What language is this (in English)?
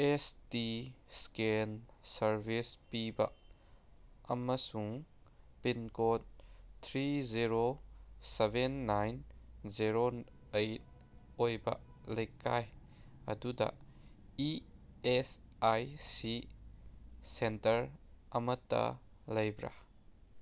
Manipuri